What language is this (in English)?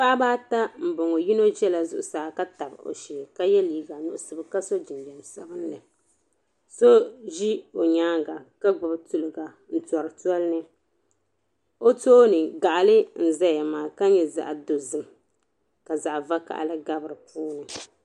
Dagbani